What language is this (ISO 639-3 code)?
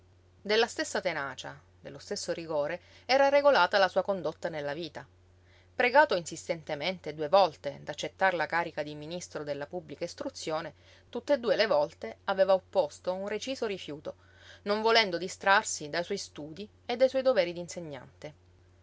ita